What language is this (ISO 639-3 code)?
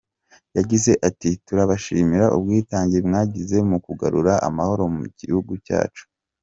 kin